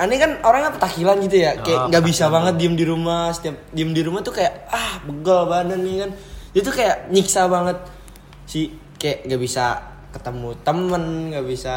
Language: Indonesian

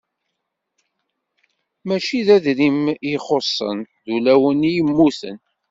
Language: Kabyle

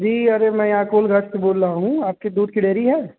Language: Hindi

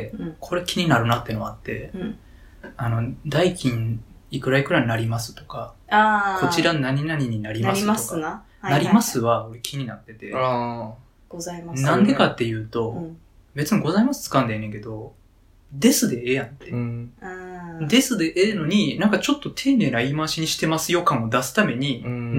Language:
Japanese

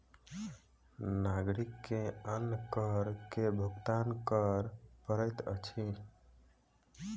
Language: Maithili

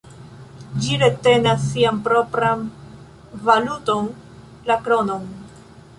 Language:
Esperanto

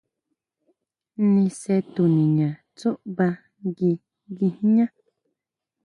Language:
Huautla Mazatec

